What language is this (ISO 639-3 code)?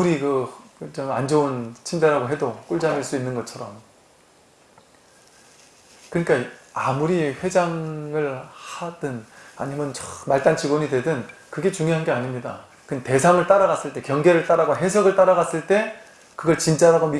kor